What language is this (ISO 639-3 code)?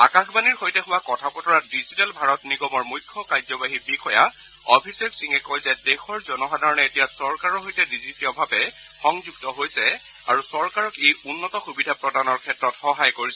asm